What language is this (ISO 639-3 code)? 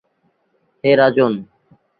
ben